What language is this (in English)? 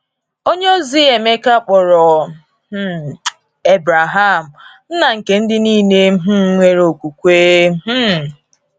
Igbo